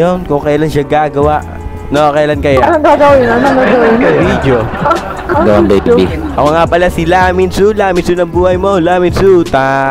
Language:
Filipino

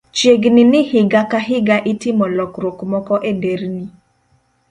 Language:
Luo (Kenya and Tanzania)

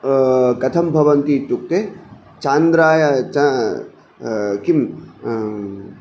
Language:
Sanskrit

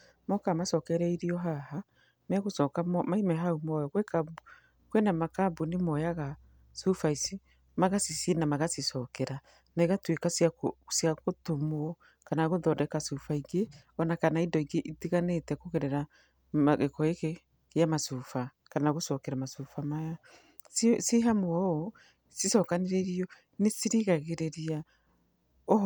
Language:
Kikuyu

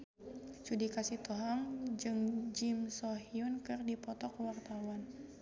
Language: Sundanese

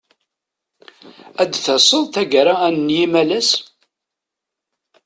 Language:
Kabyle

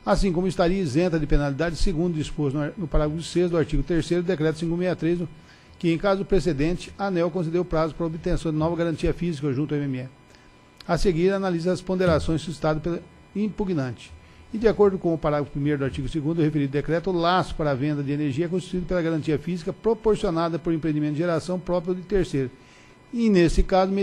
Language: Portuguese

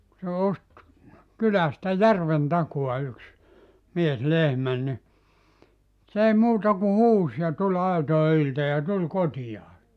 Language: Finnish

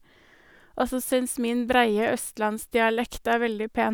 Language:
Norwegian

